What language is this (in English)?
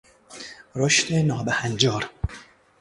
Persian